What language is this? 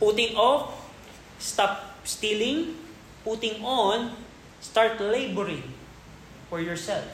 Filipino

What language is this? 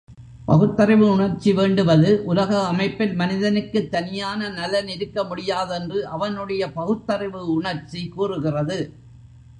Tamil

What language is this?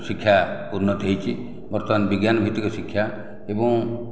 Odia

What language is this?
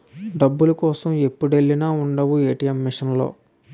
Telugu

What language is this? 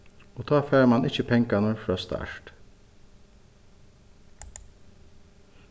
Faroese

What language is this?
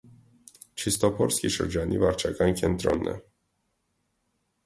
Armenian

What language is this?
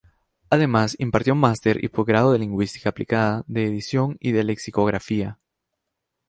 Spanish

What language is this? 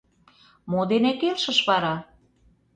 Mari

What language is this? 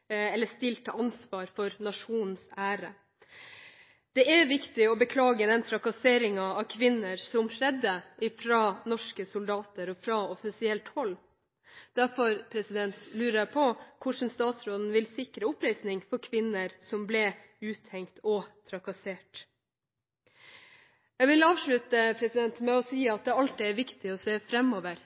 Norwegian Bokmål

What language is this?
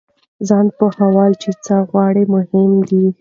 Pashto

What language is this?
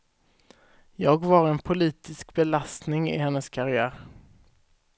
Swedish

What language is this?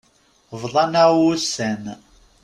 Kabyle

